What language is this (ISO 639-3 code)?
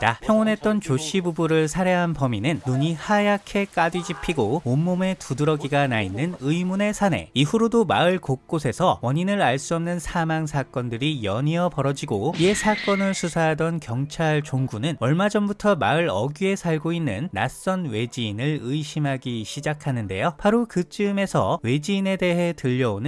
kor